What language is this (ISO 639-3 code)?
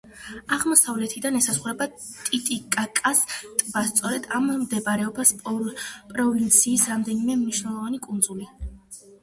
kat